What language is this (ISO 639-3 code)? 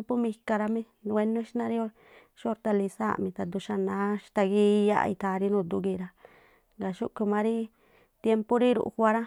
tpl